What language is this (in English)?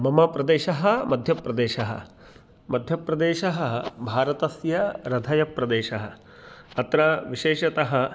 Sanskrit